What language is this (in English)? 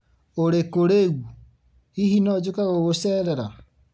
Kikuyu